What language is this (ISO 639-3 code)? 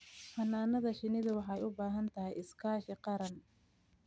som